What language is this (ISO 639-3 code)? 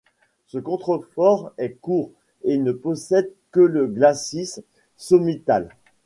fra